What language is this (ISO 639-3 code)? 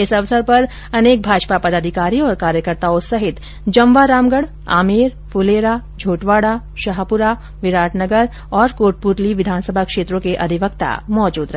hin